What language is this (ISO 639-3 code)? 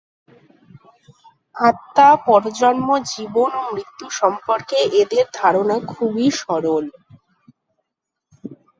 ben